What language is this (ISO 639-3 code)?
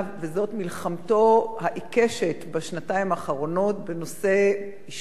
heb